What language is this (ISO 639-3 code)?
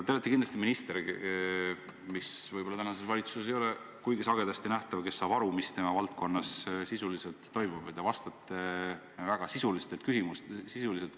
est